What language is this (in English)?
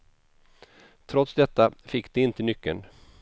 Swedish